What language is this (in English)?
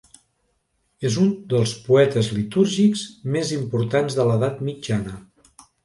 Catalan